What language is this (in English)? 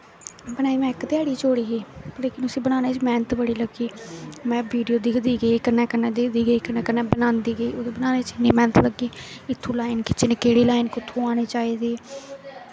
Dogri